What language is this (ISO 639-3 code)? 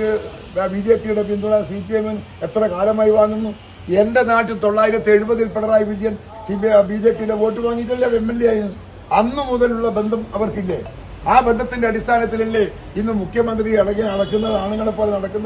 mal